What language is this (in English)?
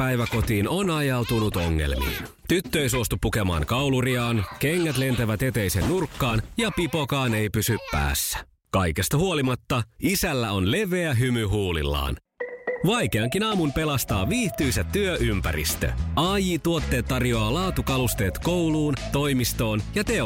Finnish